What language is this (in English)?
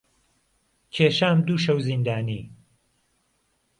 Central Kurdish